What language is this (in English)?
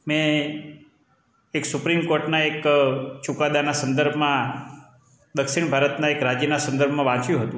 Gujarati